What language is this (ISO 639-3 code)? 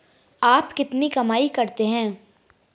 hin